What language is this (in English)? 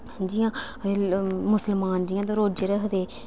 Dogri